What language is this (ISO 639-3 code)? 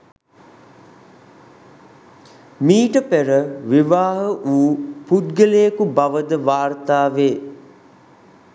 sin